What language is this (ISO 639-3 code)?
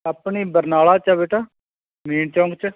pan